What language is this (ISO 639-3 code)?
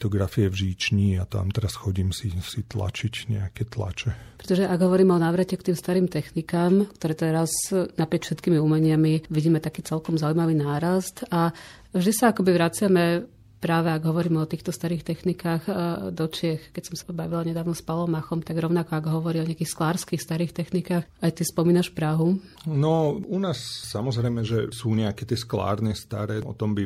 slk